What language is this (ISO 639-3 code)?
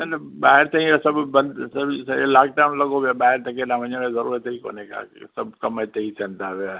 snd